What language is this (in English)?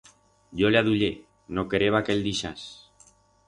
Aragonese